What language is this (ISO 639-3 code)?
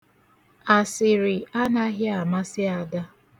ibo